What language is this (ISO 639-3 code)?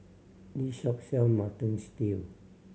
eng